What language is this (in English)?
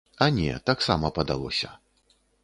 Belarusian